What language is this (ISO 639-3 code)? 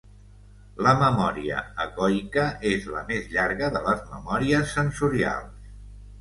cat